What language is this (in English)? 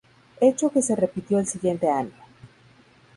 Spanish